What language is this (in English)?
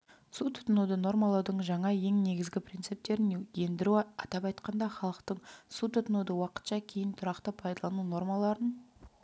Kazakh